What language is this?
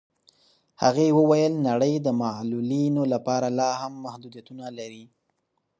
Pashto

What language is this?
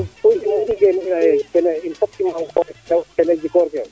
Serer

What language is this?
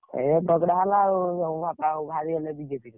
Odia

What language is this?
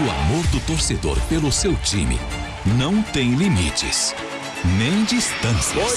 Portuguese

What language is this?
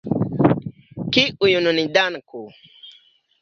Esperanto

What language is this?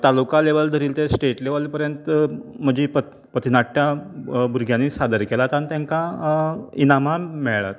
Konkani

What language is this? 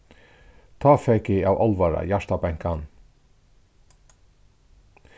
Faroese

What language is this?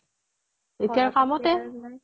Assamese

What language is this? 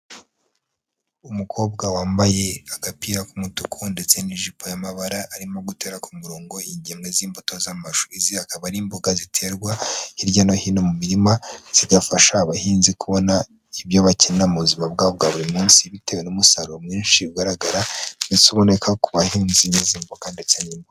Kinyarwanda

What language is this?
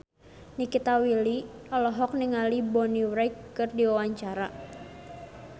Sundanese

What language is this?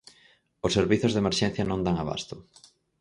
Galician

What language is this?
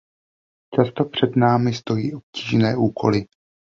Czech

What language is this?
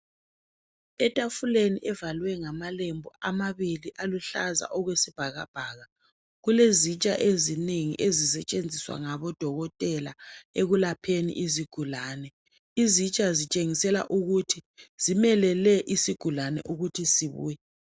North Ndebele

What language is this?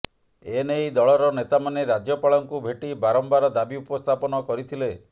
Odia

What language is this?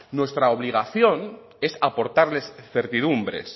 Spanish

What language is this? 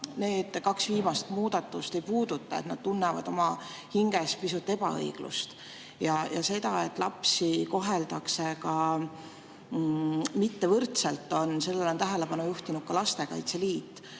Estonian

